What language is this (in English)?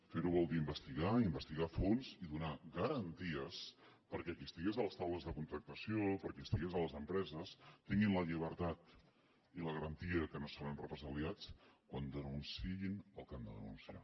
Catalan